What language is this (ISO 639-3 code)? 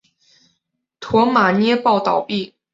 zho